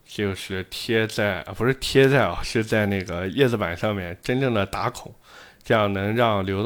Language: Chinese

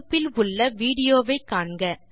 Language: Tamil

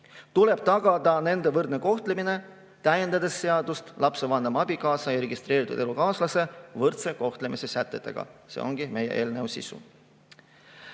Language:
Estonian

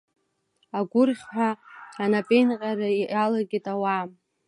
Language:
Abkhazian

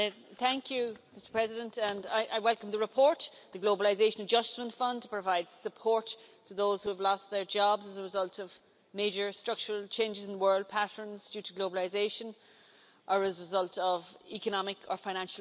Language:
English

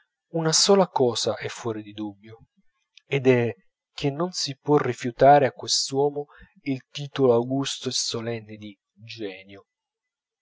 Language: Italian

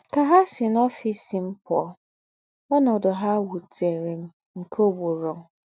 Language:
Igbo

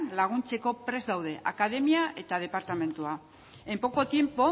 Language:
Basque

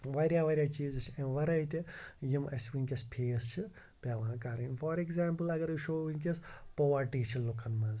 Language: Kashmiri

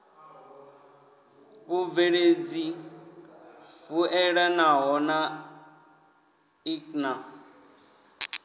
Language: Venda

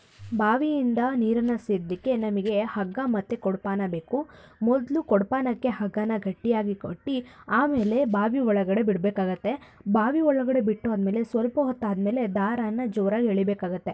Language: Kannada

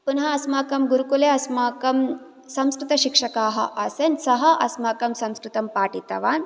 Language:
Sanskrit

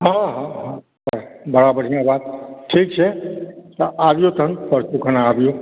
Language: Maithili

